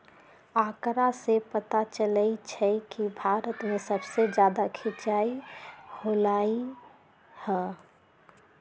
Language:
Magahi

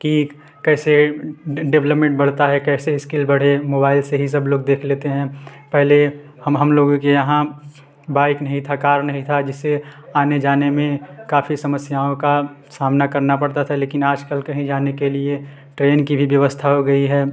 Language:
Hindi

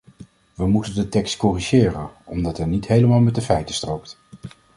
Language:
Dutch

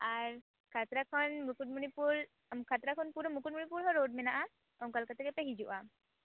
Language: Santali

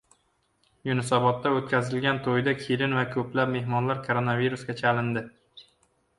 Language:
Uzbek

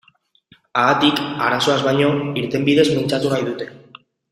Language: Basque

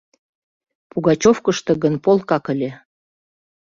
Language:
Mari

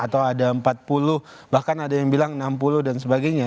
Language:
Indonesian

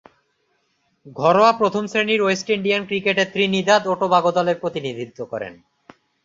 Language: Bangla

